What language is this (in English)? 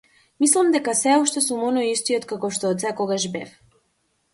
Macedonian